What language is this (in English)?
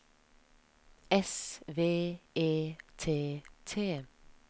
Norwegian